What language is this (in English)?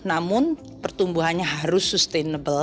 Indonesian